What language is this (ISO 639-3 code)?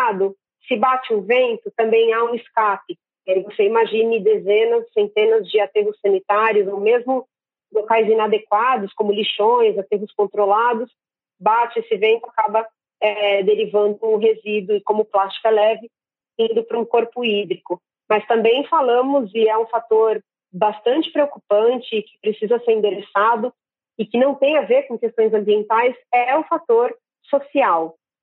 por